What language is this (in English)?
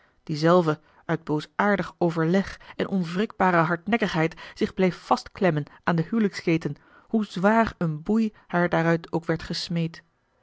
Dutch